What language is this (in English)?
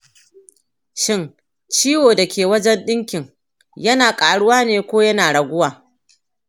Hausa